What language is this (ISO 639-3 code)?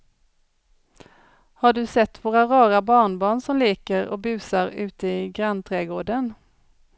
swe